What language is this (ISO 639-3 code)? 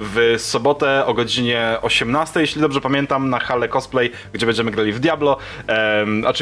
pol